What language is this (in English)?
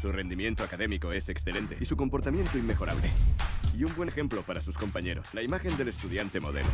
Spanish